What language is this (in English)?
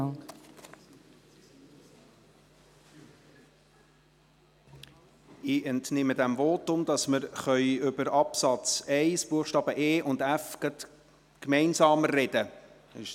Swiss German